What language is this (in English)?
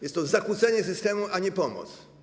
Polish